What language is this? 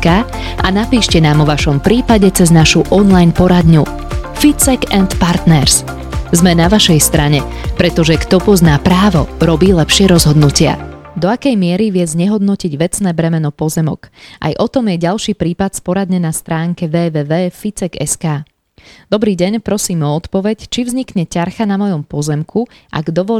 Slovak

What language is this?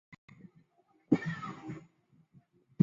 Chinese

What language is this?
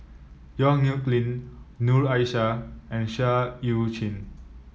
English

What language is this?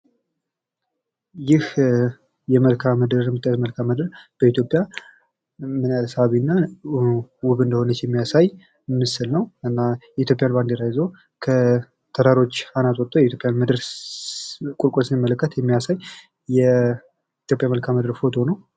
Amharic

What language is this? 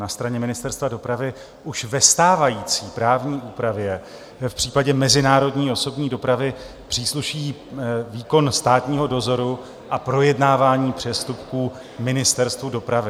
Czech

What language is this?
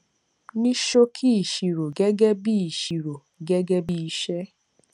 Yoruba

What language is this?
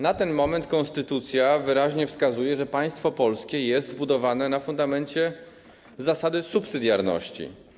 Polish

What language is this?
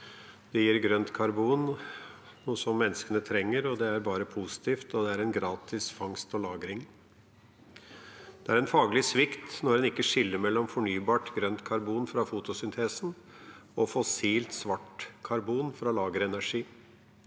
Norwegian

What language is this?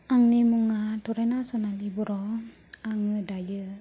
Bodo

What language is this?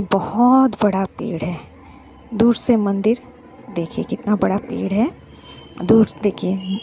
Hindi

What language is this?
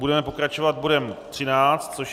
Czech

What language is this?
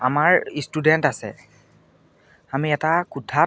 Assamese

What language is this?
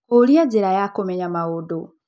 Kikuyu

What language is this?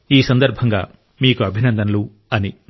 Telugu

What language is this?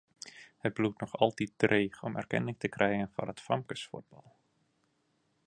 Western Frisian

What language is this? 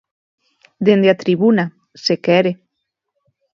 Galician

